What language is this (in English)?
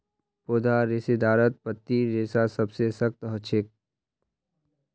Magahi